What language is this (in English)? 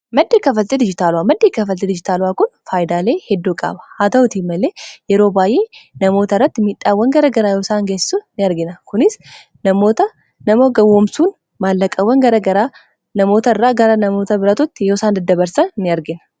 Oromo